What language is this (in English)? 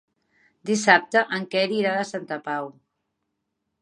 Catalan